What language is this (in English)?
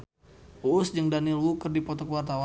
Sundanese